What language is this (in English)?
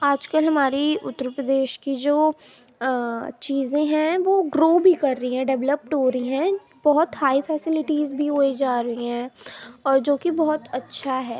Urdu